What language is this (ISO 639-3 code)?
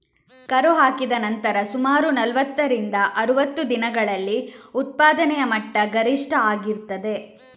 kan